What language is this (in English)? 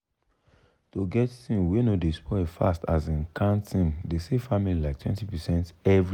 Nigerian Pidgin